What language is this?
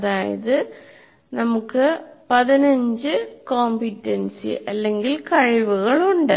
Malayalam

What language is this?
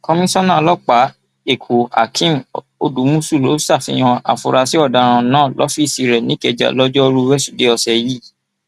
Yoruba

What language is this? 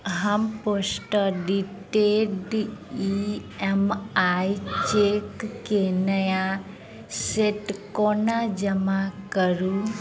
Maithili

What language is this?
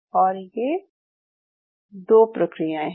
Hindi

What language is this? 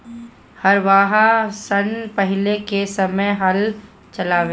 Bhojpuri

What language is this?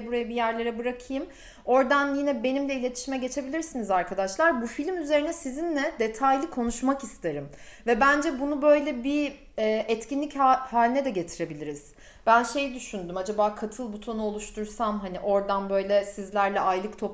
Turkish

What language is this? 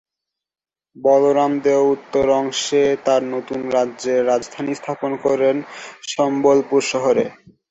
Bangla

